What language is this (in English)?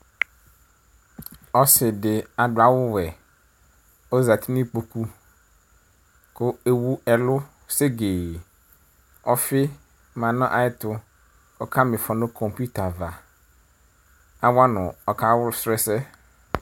Ikposo